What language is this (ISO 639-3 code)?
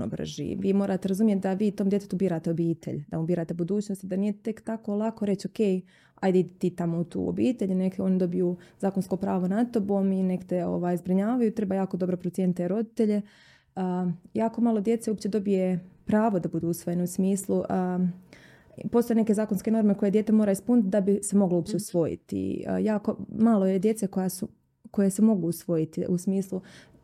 hrv